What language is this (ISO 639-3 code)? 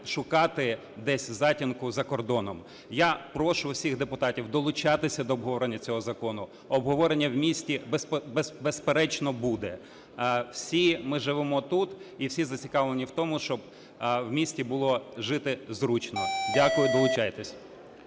ukr